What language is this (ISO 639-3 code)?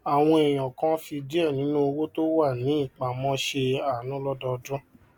yor